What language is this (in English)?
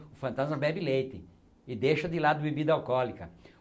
Portuguese